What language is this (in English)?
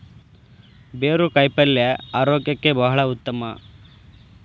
Kannada